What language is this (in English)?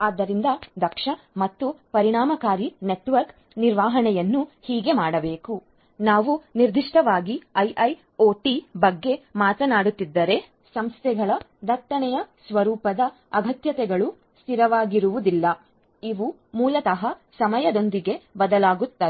Kannada